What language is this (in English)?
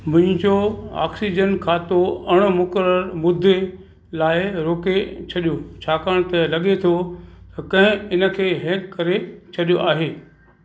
Sindhi